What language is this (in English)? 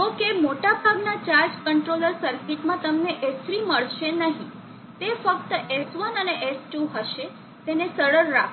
Gujarati